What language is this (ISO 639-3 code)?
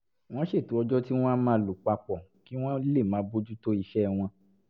yor